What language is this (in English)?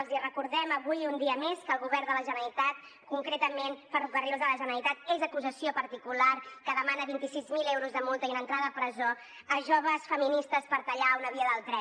Catalan